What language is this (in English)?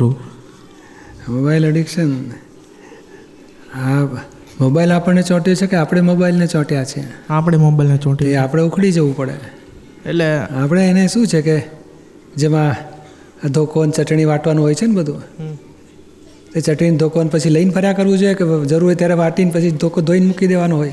Gujarati